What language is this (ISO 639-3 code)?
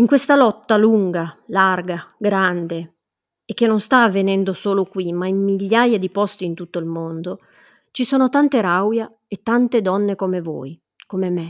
ita